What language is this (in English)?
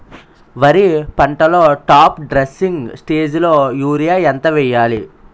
Telugu